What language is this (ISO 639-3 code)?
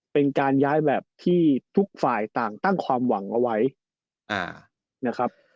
tha